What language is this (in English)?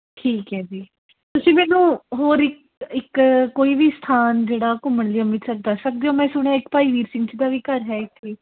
Punjabi